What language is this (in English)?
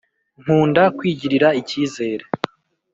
Kinyarwanda